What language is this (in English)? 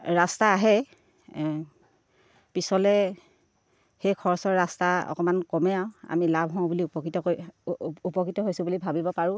Assamese